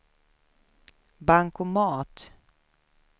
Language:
Swedish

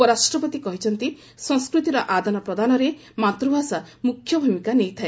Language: Odia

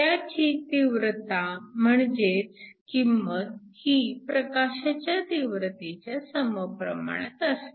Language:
Marathi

